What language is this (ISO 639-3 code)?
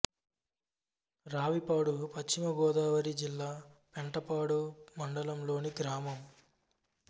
tel